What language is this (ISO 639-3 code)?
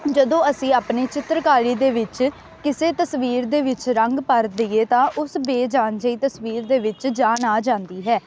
pan